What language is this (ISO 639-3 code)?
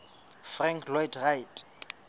sot